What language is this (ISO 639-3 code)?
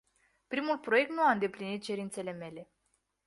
ron